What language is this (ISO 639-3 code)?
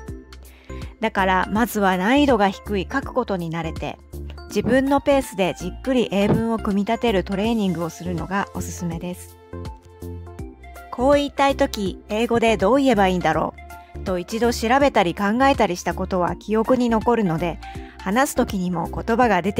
jpn